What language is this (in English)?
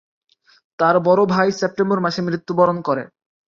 Bangla